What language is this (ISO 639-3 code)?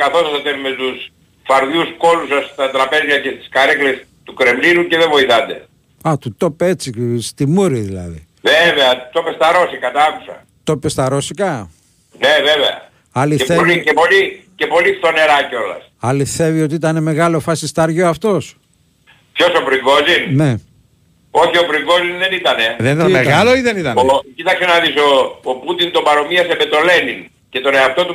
ell